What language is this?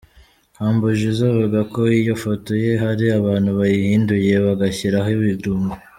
Kinyarwanda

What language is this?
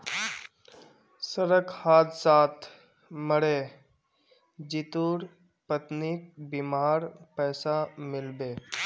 Magahi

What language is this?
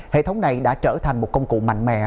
Vietnamese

